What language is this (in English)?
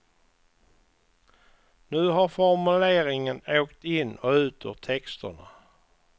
Swedish